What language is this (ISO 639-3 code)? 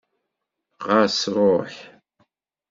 kab